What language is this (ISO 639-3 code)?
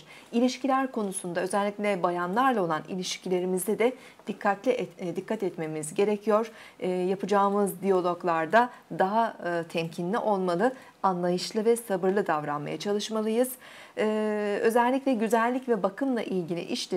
tur